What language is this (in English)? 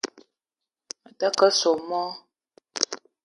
Eton (Cameroon)